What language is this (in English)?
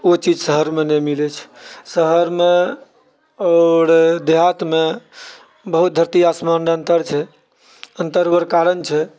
Maithili